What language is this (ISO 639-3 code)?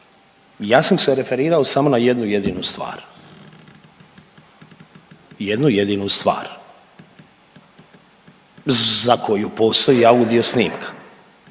hrv